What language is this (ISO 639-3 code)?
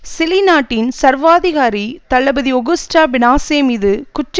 tam